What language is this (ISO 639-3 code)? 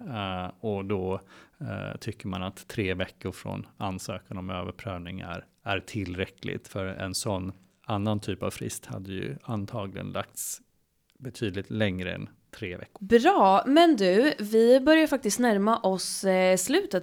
swe